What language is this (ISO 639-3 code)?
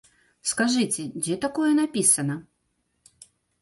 bel